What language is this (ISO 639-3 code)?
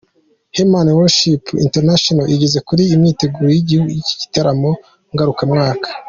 kin